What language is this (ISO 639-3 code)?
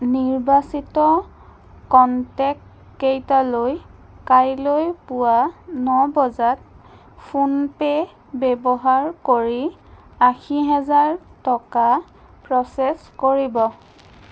asm